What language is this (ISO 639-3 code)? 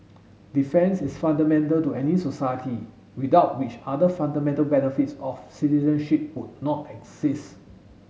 eng